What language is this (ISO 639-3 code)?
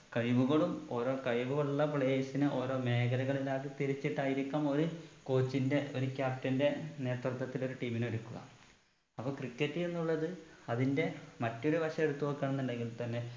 mal